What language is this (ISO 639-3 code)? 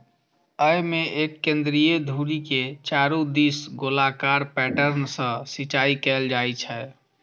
mai